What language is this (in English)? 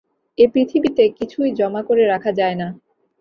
Bangla